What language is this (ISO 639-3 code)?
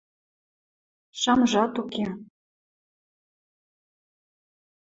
mrj